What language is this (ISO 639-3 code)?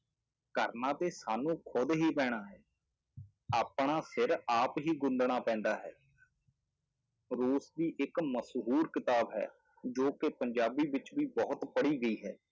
pan